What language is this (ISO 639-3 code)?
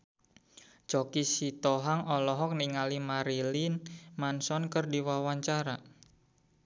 sun